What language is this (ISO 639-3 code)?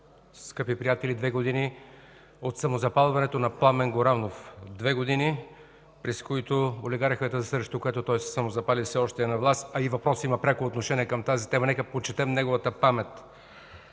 bul